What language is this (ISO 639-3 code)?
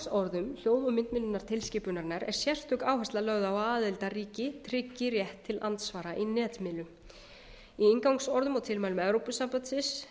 isl